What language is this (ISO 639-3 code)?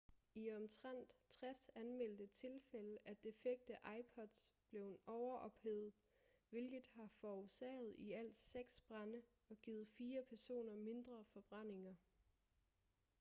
dan